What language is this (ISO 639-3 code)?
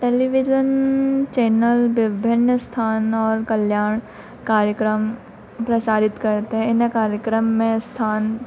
hin